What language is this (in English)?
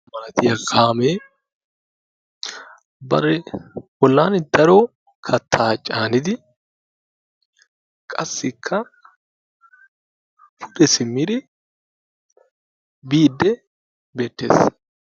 Wolaytta